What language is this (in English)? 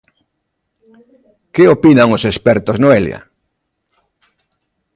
Galician